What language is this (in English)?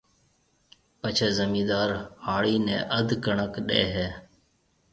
Marwari (Pakistan)